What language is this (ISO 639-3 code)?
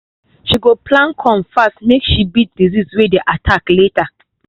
pcm